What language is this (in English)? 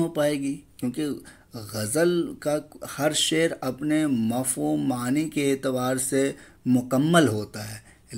Hindi